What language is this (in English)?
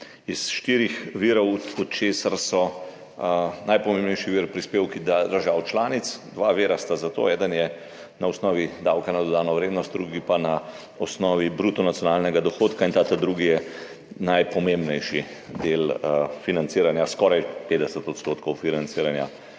Slovenian